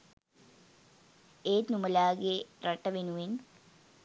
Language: Sinhala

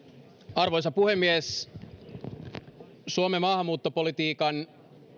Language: Finnish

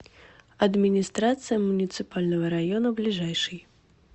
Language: Russian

